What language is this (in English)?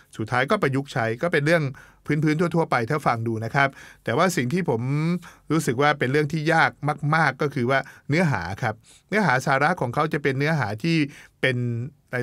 Thai